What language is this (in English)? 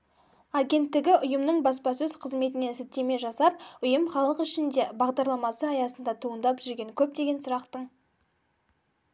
Kazakh